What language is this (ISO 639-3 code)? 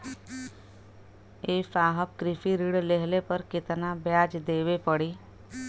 bho